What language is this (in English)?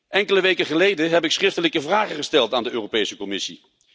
Dutch